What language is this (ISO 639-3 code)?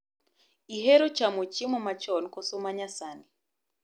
luo